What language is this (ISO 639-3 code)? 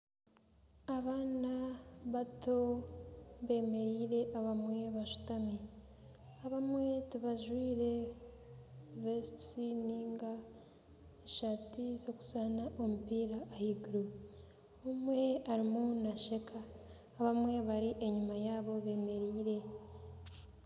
nyn